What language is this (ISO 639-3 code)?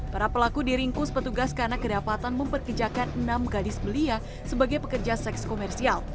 ind